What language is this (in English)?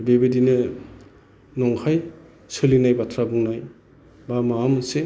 Bodo